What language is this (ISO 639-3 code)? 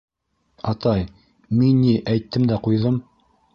bak